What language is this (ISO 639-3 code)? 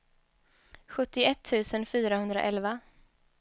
swe